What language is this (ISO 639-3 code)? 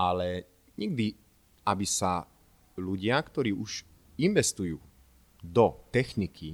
slk